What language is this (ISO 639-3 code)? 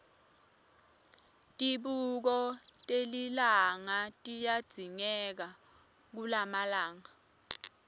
ssw